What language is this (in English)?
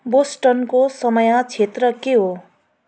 Nepali